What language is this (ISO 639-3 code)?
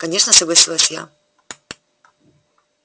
rus